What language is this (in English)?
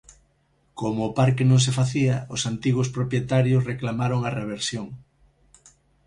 Galician